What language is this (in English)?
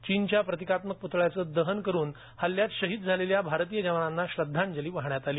Marathi